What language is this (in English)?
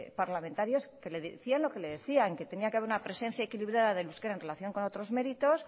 Spanish